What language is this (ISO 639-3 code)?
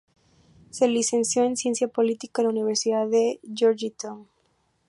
spa